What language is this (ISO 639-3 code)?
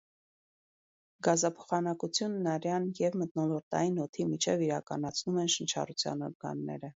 hye